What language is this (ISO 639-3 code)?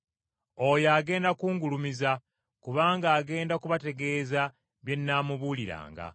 lug